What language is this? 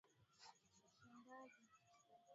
Swahili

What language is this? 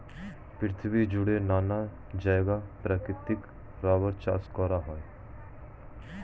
Bangla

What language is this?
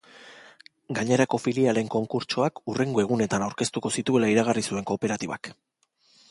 Basque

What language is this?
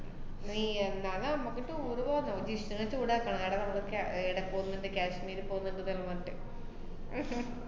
Malayalam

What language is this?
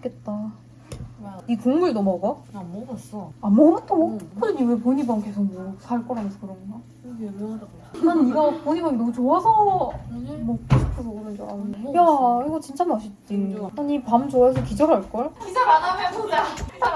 Korean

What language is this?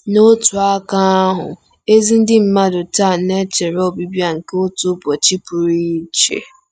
Igbo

